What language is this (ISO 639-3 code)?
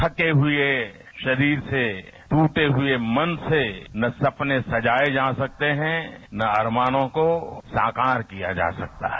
hin